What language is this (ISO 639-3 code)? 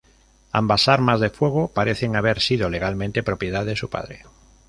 spa